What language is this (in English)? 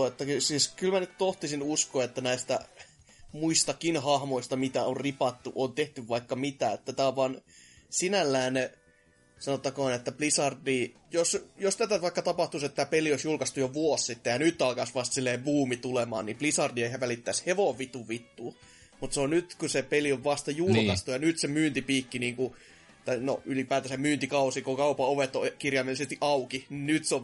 Finnish